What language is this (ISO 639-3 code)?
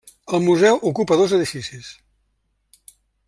cat